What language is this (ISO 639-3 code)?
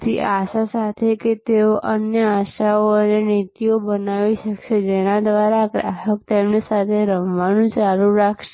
guj